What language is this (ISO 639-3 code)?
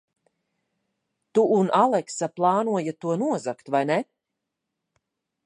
lav